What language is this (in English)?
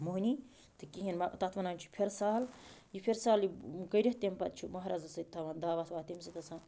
Kashmiri